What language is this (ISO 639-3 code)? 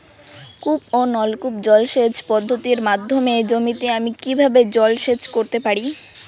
ben